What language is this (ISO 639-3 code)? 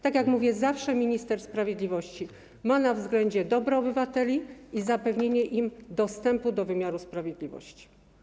pol